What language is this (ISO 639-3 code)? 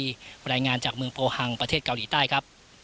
tha